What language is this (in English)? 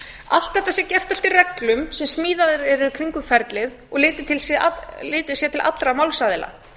Icelandic